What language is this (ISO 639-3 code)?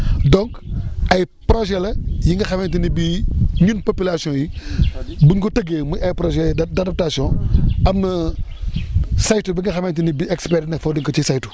wol